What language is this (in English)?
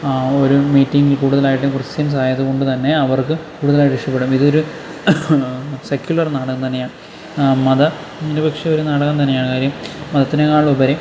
Malayalam